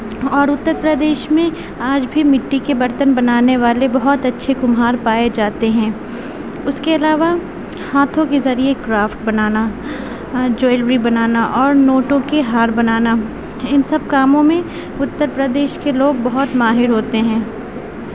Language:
Urdu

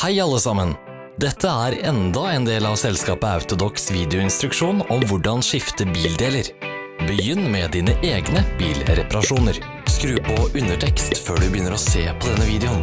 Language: Norwegian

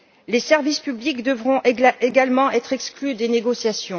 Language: French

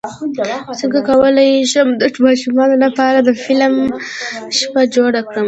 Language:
Pashto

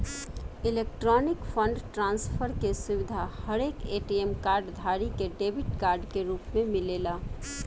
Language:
Bhojpuri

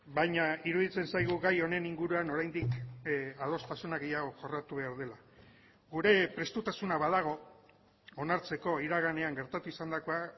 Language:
Basque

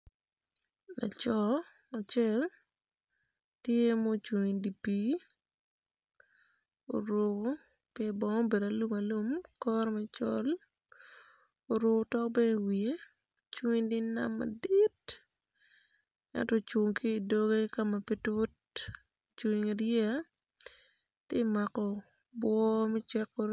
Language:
Acoli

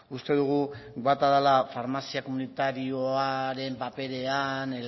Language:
Basque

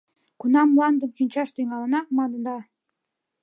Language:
Mari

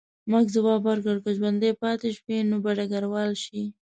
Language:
Pashto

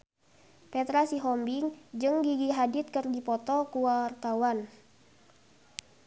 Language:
Sundanese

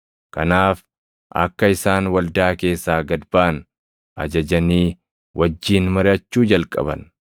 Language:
Oromo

